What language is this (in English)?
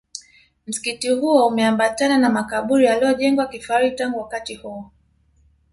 Swahili